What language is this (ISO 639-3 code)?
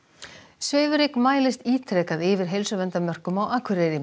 isl